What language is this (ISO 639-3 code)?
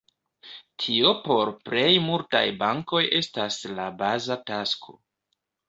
epo